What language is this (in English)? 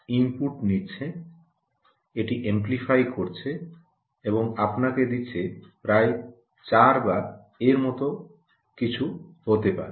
Bangla